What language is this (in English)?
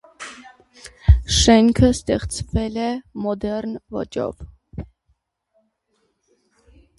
Armenian